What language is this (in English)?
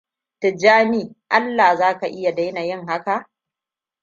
Hausa